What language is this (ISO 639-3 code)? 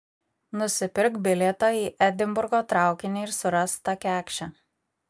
lit